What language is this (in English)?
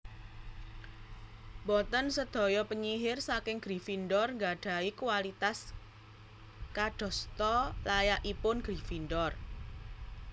Javanese